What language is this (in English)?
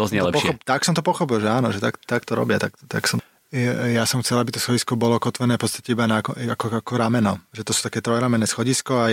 Slovak